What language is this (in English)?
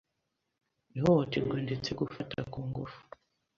Kinyarwanda